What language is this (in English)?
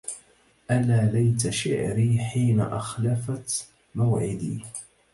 Arabic